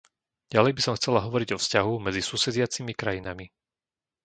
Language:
Slovak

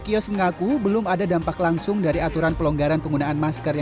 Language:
Indonesian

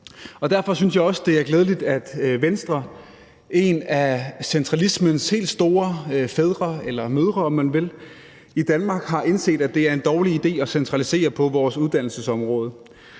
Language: Danish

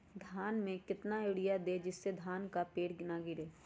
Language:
Magahi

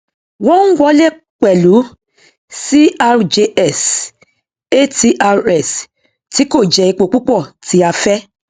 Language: Yoruba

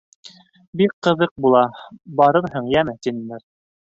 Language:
Bashkir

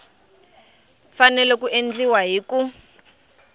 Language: Tsonga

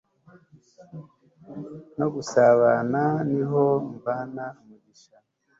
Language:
Kinyarwanda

